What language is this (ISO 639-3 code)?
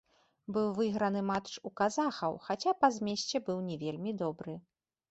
bel